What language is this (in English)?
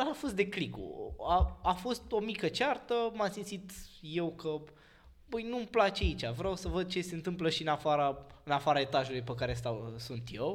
Romanian